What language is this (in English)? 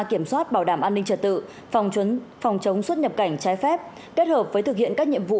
Vietnamese